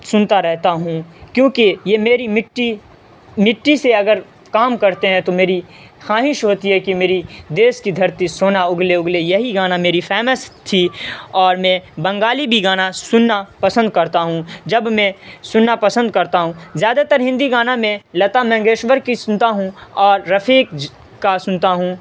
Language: Urdu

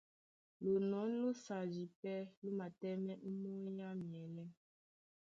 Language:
Duala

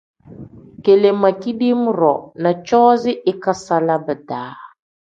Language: Tem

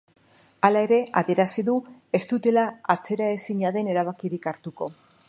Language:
Basque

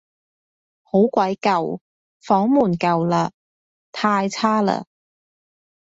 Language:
Cantonese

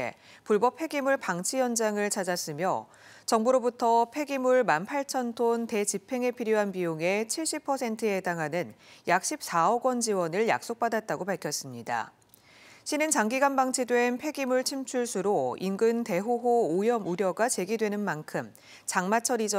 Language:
Korean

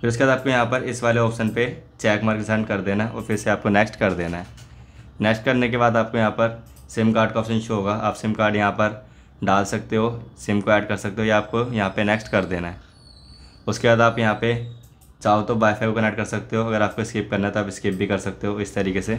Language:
Hindi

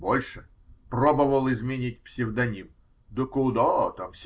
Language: Russian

